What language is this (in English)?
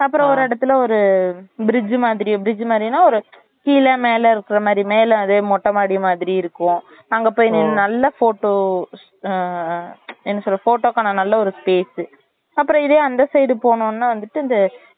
Tamil